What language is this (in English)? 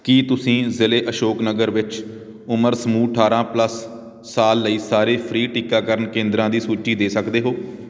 Punjabi